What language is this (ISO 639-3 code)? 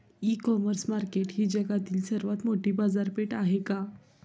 mar